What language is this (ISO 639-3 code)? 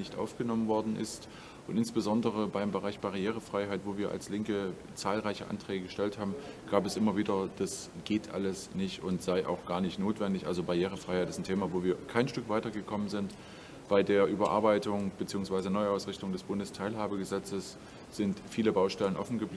deu